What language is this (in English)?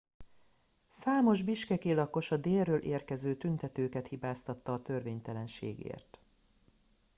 Hungarian